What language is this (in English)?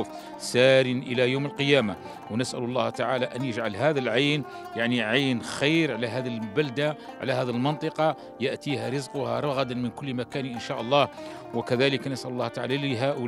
Arabic